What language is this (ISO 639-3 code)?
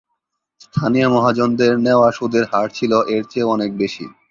ben